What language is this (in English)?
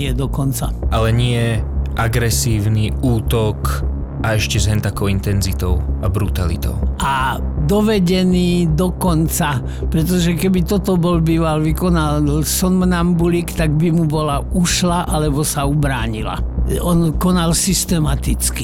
Slovak